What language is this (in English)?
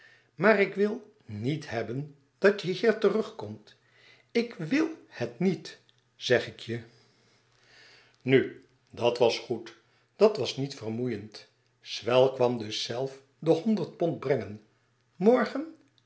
Dutch